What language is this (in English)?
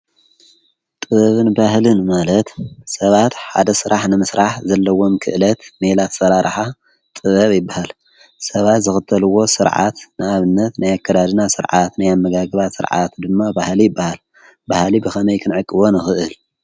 Tigrinya